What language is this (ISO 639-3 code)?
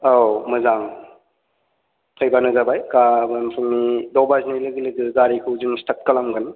brx